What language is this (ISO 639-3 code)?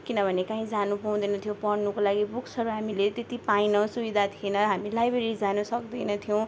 nep